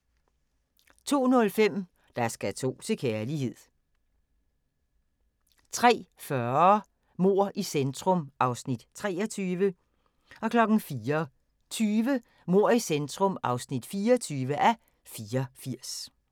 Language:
Danish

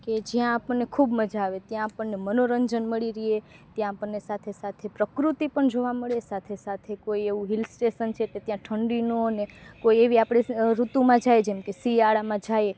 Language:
Gujarati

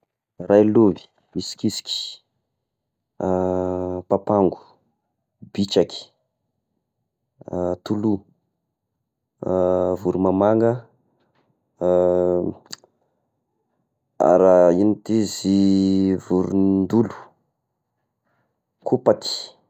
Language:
Tesaka Malagasy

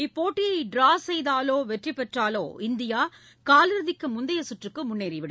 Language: Tamil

